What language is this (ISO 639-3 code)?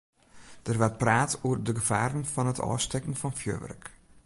fry